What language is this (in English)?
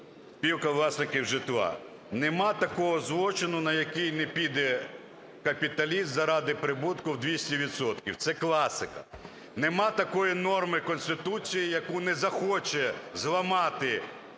Ukrainian